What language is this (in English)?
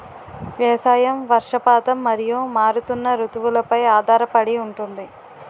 Telugu